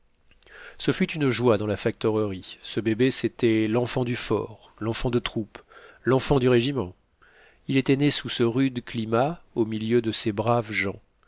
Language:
French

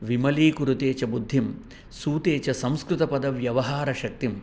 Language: Sanskrit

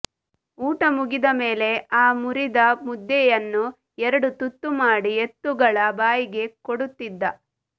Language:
Kannada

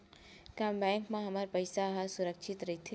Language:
Chhattisgarhi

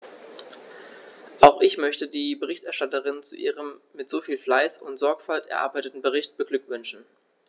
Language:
German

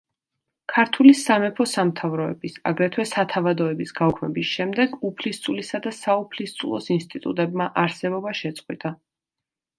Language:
Georgian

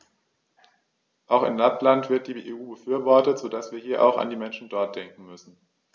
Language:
German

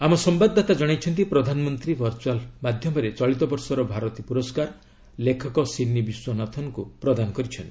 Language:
Odia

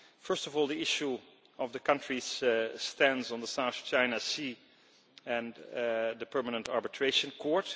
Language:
English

